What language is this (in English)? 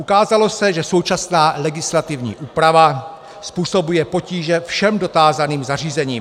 Czech